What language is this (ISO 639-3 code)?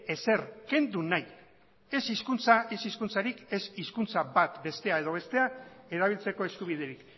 eus